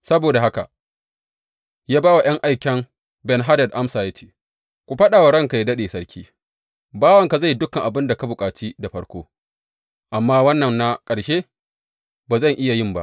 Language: Hausa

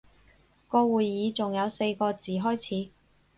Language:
Cantonese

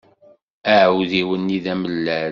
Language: Kabyle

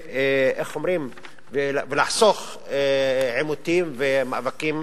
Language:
Hebrew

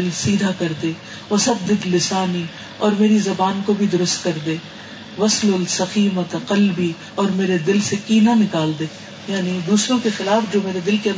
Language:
Urdu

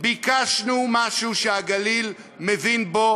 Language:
Hebrew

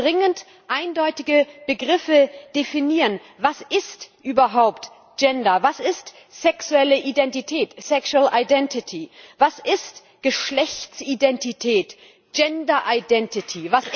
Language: German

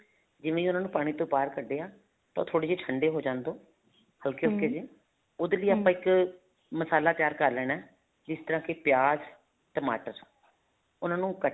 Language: Punjabi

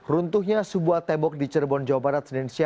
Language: Indonesian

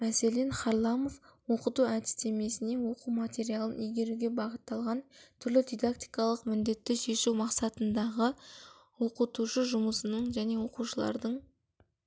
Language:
Kazakh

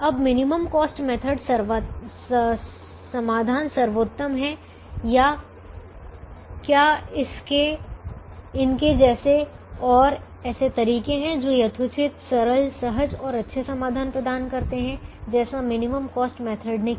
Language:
Hindi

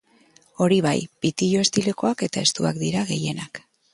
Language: Basque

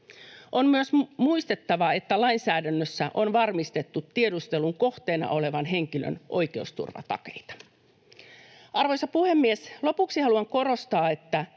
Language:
Finnish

